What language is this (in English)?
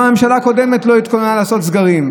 Hebrew